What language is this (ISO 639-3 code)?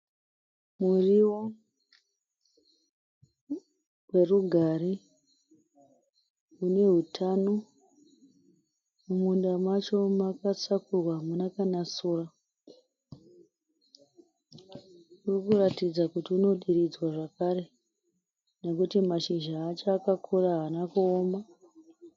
sna